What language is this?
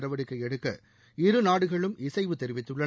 Tamil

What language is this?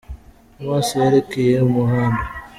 Kinyarwanda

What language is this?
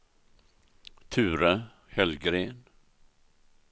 Swedish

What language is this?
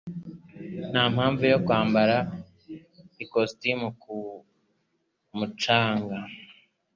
Kinyarwanda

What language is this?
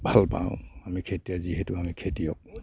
Assamese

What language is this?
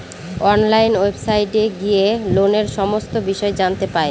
Bangla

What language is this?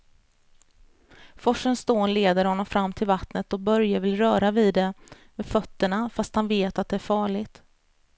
Swedish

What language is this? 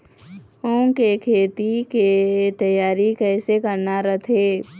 Chhattisgarhi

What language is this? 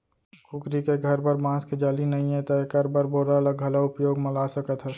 Chhattisgarhi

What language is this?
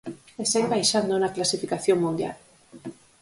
Galician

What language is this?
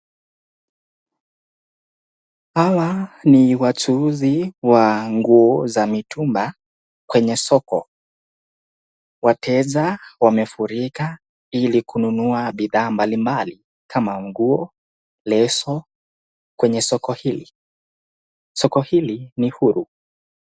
Swahili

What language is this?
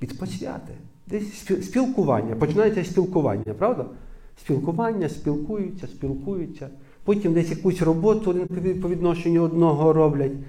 Ukrainian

